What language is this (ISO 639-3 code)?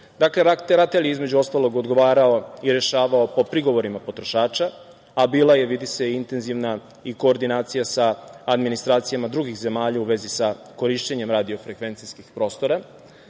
srp